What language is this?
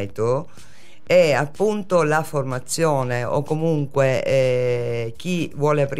Italian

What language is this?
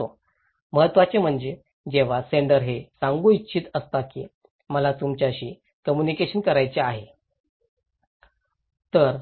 Marathi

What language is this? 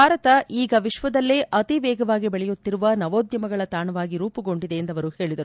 Kannada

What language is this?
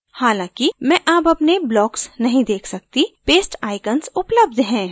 Hindi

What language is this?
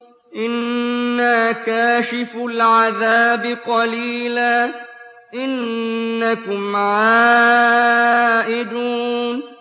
Arabic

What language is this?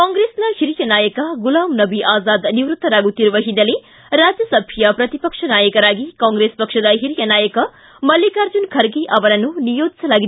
Kannada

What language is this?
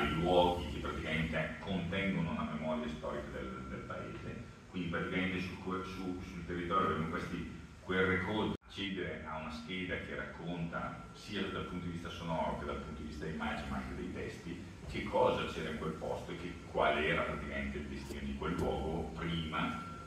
Italian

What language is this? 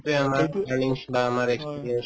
Assamese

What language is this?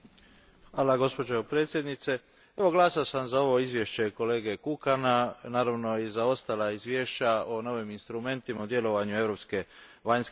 Croatian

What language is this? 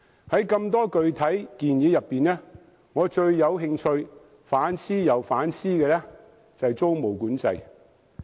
Cantonese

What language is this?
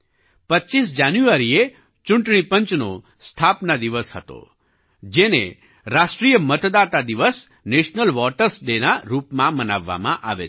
Gujarati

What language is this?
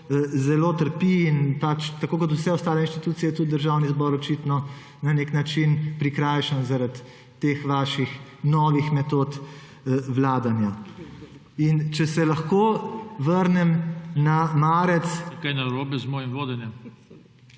Slovenian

